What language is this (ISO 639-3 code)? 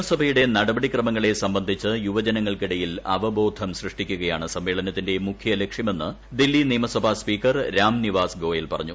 mal